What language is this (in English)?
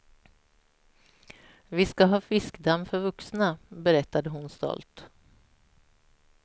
Swedish